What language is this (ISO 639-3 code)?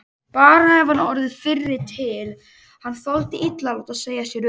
isl